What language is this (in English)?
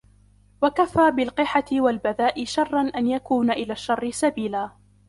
Arabic